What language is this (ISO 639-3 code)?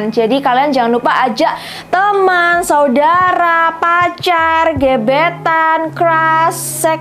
ind